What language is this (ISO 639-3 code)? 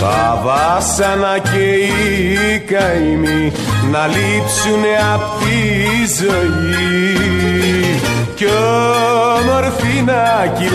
ell